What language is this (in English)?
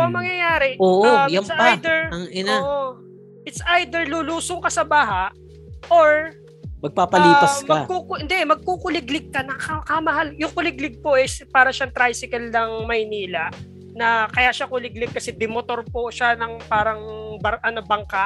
Filipino